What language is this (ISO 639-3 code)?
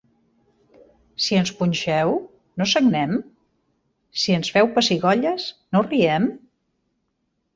cat